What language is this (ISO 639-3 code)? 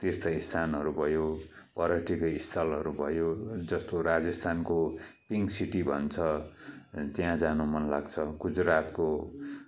nep